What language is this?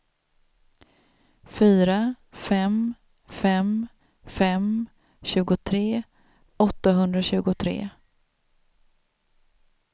Swedish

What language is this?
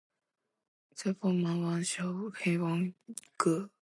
Chinese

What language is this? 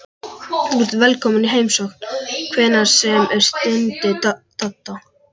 Icelandic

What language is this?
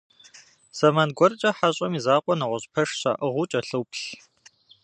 Kabardian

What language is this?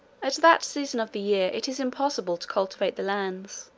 English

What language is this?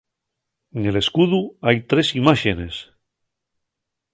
Asturian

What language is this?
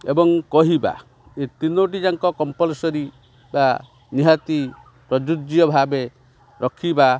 Odia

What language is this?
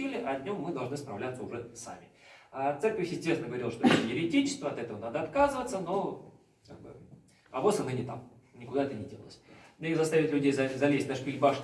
Russian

